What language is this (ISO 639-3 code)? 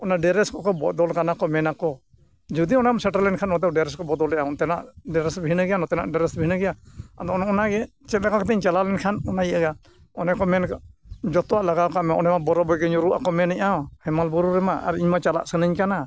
sat